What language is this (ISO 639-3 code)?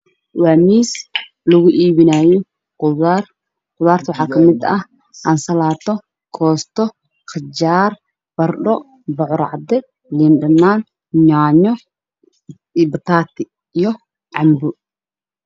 som